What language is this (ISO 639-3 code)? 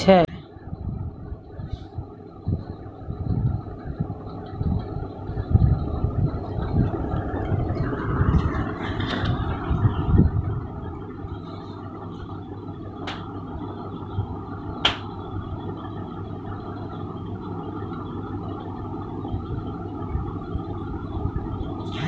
mai